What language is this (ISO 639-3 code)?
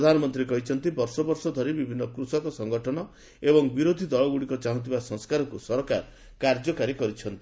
ori